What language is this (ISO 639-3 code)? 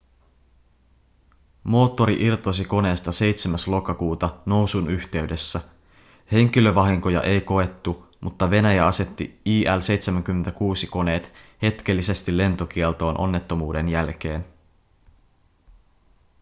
fin